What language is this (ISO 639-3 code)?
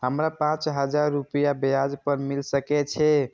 mai